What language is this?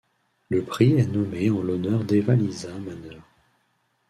French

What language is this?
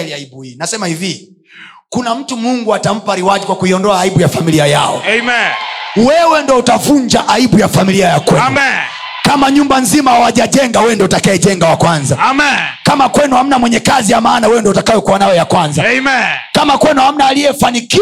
Swahili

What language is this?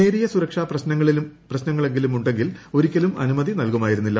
Malayalam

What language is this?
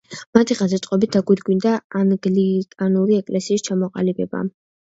Georgian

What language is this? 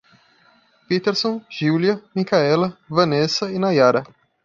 Portuguese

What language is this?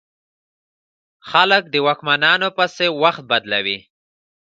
Pashto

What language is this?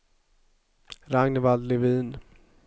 Swedish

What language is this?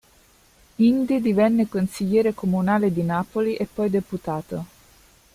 Italian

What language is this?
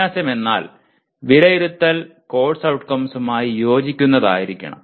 Malayalam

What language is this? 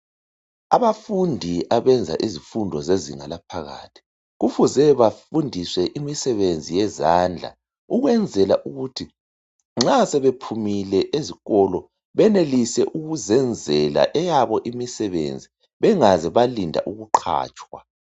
North Ndebele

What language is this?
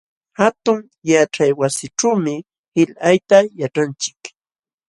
Jauja Wanca Quechua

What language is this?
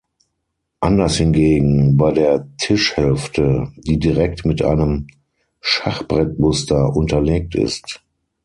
German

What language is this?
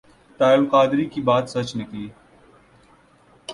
Urdu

